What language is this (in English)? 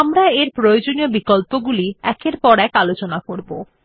Bangla